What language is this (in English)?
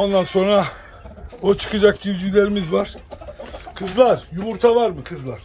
Turkish